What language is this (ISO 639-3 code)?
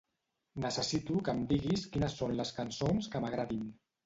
cat